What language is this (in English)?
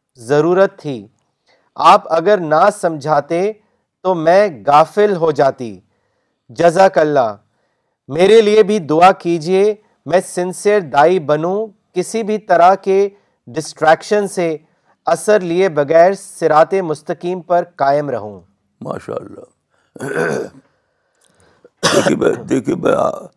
Urdu